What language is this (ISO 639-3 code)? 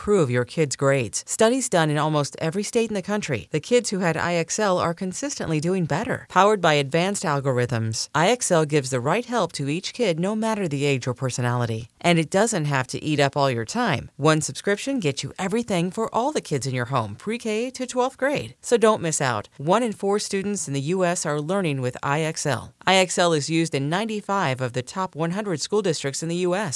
eng